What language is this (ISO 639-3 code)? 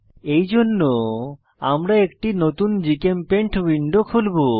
ben